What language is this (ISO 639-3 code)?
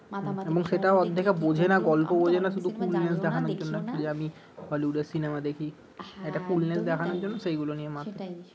ben